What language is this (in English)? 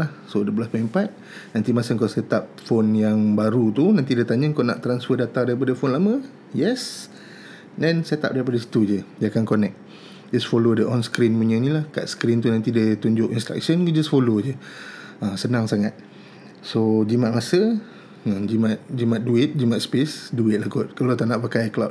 Malay